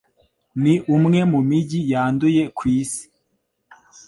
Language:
Kinyarwanda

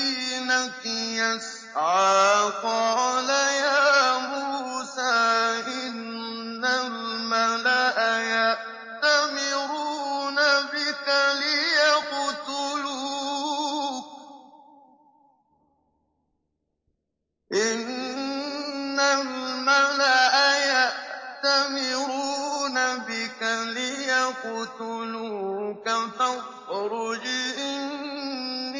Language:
Arabic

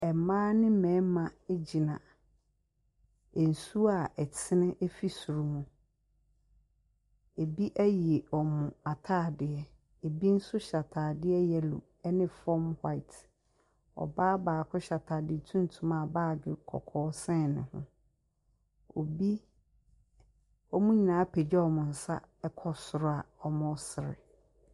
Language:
Akan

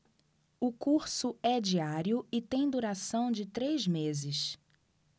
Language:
Portuguese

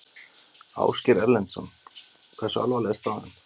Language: Icelandic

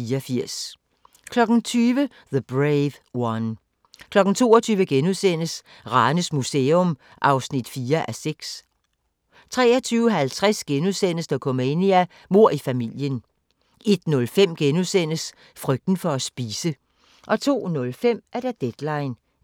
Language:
Danish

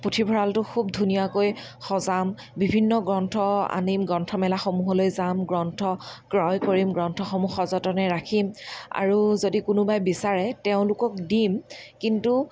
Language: Assamese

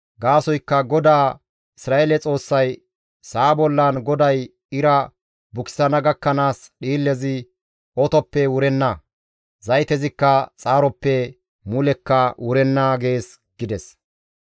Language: Gamo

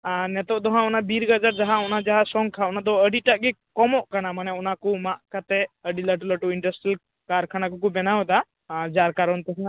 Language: Santali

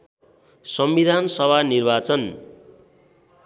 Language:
Nepali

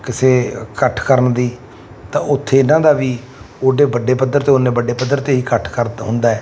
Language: Punjabi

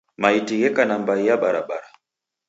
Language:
Taita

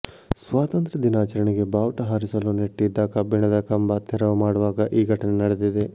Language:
Kannada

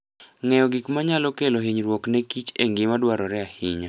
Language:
Luo (Kenya and Tanzania)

